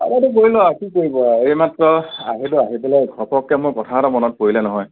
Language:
Assamese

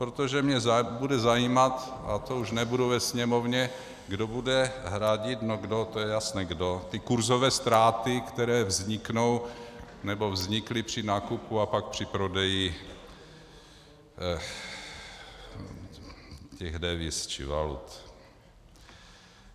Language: Czech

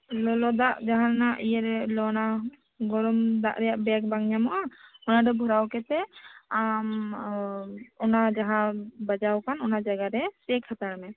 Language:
Santali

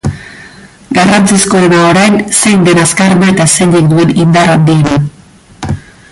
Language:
Basque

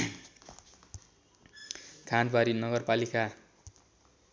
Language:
Nepali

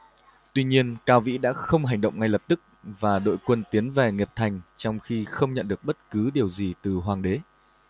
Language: Vietnamese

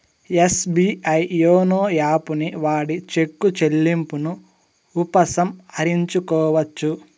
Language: Telugu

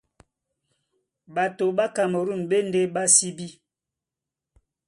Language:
Duala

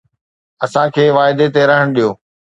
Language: Sindhi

